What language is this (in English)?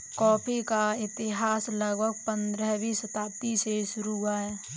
Hindi